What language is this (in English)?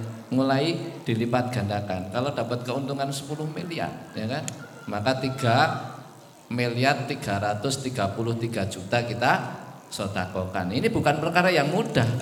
Indonesian